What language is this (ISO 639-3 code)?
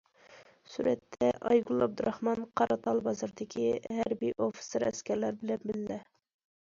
uig